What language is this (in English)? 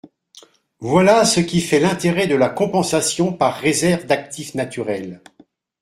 French